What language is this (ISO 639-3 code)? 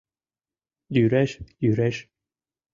chm